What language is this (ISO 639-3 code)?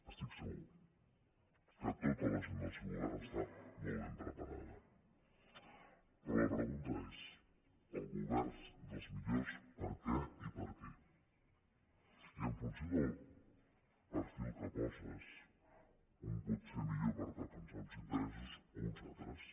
cat